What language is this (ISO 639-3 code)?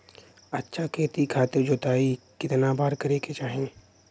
bho